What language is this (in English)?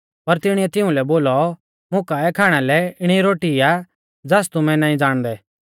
Mahasu Pahari